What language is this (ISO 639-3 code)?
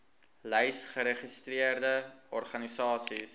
afr